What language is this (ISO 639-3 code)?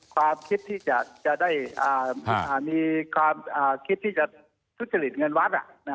tha